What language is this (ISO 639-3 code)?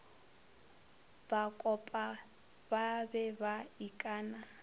nso